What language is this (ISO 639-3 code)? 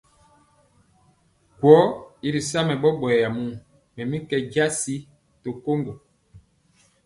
mcx